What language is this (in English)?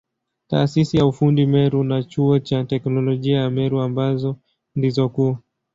Swahili